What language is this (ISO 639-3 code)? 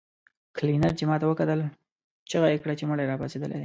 pus